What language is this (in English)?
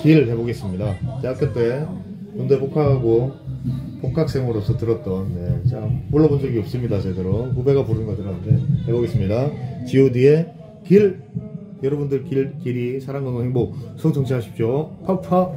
Korean